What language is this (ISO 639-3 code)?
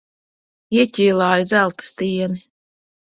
lav